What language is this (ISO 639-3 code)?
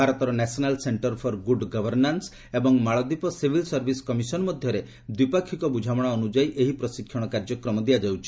ori